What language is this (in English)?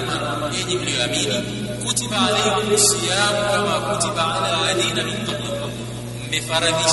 Swahili